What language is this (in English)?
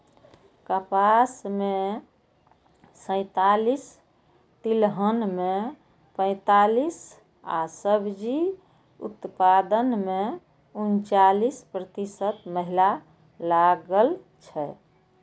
Maithili